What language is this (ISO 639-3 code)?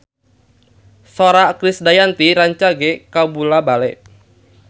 sun